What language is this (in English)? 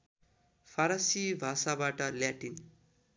Nepali